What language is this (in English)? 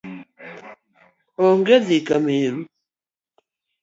Luo (Kenya and Tanzania)